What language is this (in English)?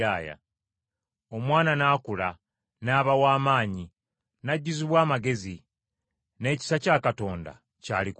Ganda